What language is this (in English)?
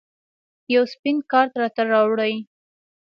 Pashto